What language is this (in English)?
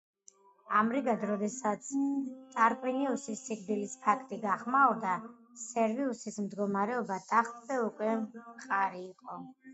Georgian